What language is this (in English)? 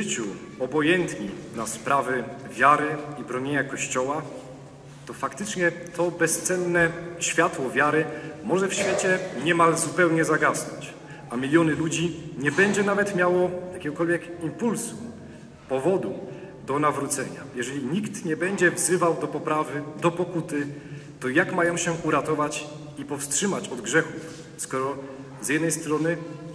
Polish